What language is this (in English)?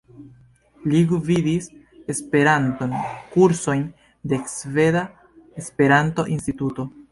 Esperanto